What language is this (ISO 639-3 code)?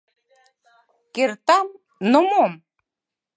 chm